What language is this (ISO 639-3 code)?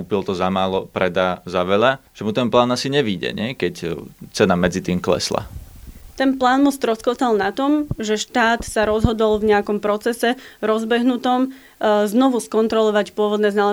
slk